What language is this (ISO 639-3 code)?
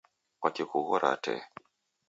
dav